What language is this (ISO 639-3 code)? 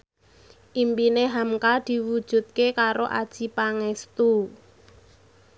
jav